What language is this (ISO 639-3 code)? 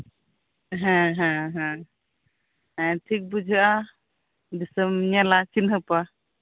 sat